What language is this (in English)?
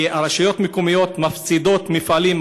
Hebrew